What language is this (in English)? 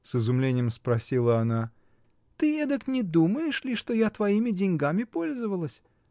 Russian